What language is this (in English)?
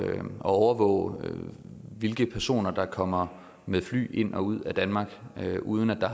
Danish